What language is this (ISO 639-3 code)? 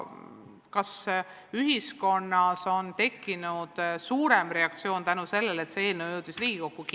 est